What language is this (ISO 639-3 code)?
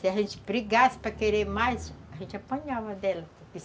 por